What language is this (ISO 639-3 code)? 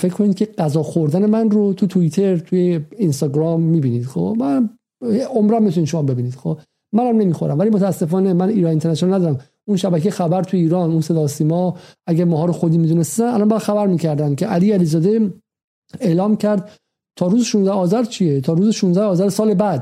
fas